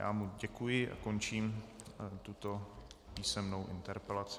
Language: Czech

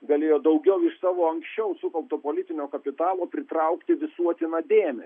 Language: Lithuanian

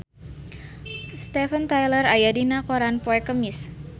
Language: Sundanese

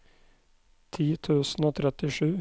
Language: Norwegian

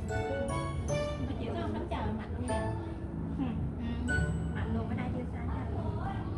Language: Korean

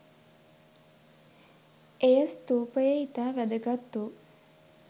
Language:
Sinhala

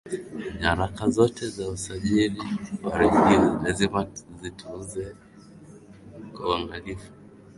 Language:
Swahili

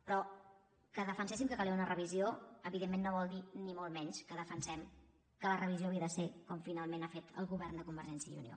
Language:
Catalan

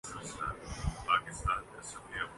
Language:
Urdu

